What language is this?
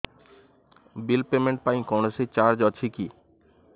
Odia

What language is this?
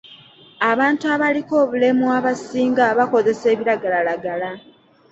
Ganda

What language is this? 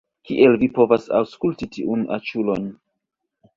Esperanto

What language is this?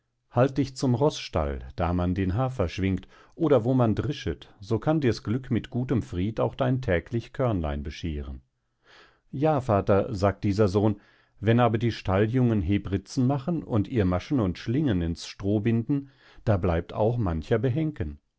German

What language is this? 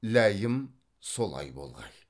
Kazakh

